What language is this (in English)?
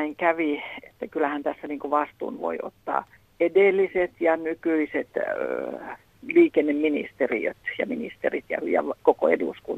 Finnish